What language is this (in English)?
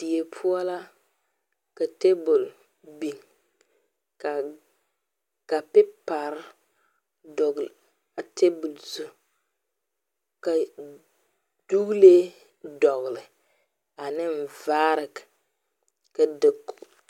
Southern Dagaare